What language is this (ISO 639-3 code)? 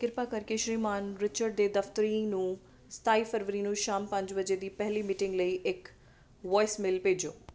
pan